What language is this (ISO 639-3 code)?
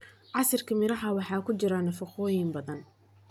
som